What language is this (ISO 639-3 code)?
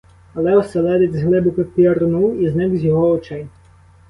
ukr